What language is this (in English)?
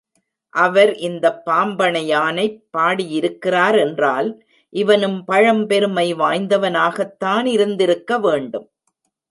Tamil